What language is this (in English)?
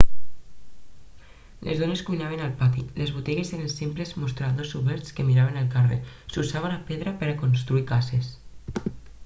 Catalan